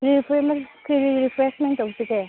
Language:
Manipuri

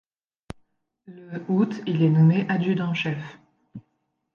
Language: French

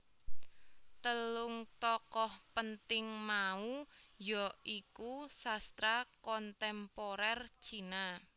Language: Javanese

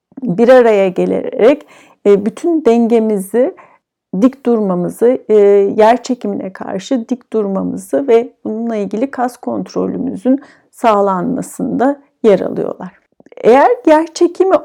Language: Turkish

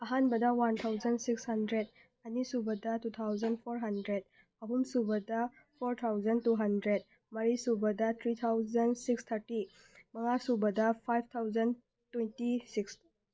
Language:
Manipuri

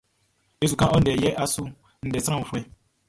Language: Baoulé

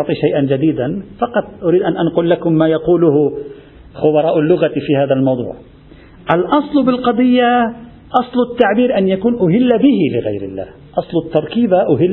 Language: Arabic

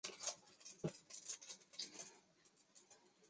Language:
Chinese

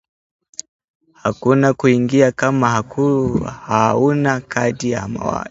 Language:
Swahili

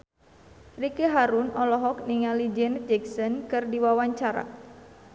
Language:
Sundanese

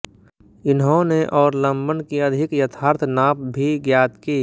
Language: Hindi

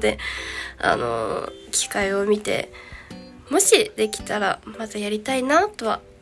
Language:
Japanese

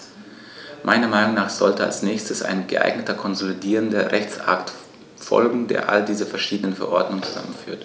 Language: German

